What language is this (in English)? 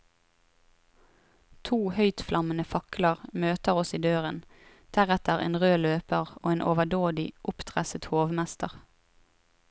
Norwegian